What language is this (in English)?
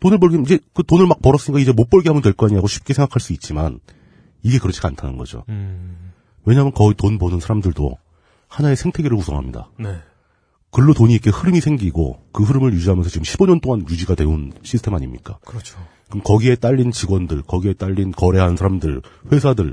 Korean